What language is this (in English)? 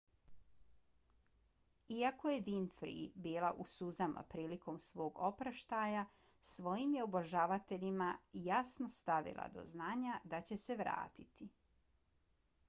Bosnian